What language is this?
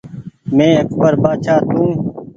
Goaria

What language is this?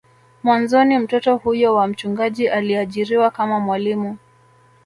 Swahili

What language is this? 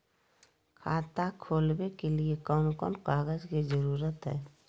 Magahi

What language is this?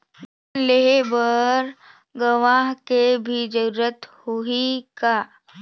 Chhattisgarhi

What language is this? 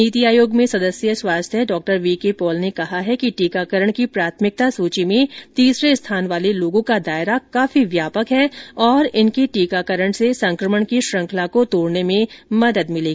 Hindi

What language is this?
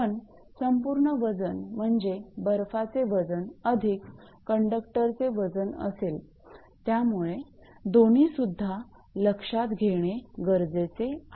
Marathi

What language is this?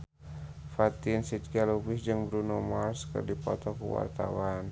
Sundanese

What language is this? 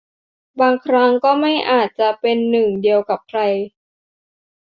Thai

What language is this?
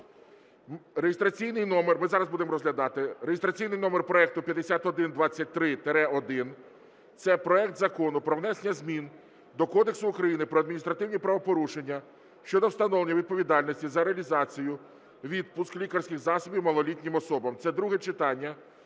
Ukrainian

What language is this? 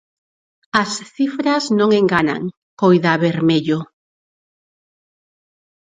Galician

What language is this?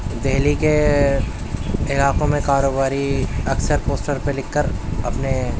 Urdu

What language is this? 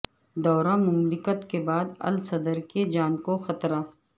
Urdu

